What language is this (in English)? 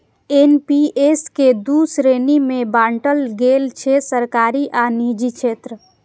Maithili